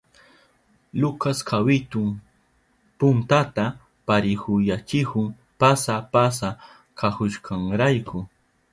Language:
Southern Pastaza Quechua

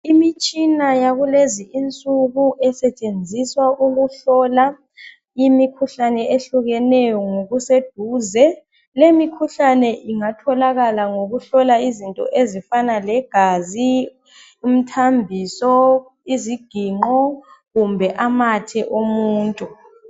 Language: North Ndebele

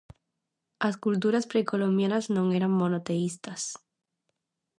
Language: Galician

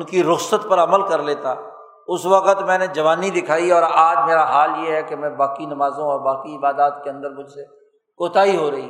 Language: Urdu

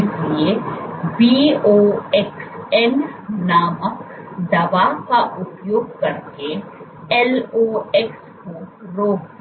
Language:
Hindi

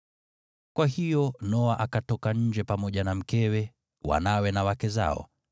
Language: Swahili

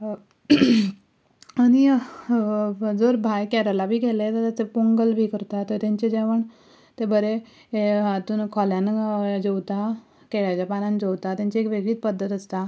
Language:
Konkani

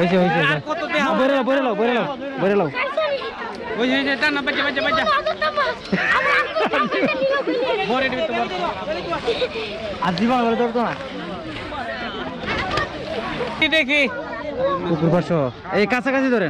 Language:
Romanian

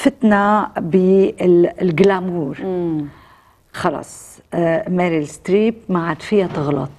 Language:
Arabic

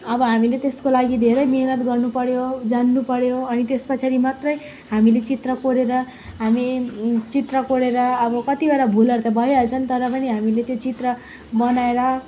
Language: Nepali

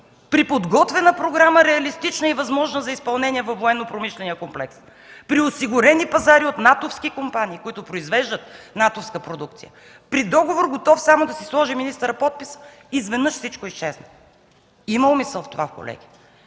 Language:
Bulgarian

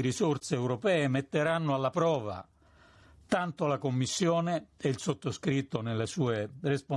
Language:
Italian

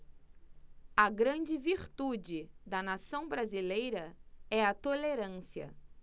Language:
Portuguese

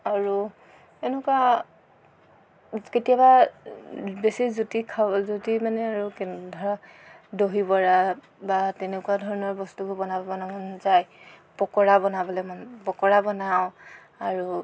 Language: Assamese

